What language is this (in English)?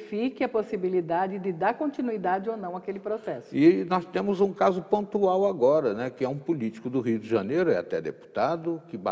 Portuguese